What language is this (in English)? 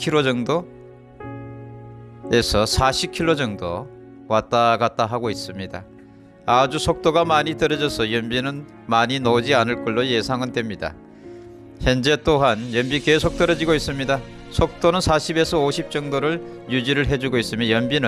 Korean